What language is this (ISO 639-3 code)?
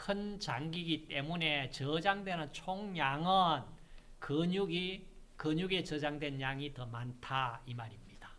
kor